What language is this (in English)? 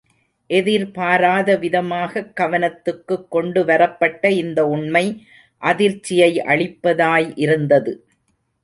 Tamil